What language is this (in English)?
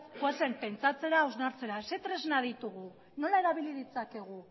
Basque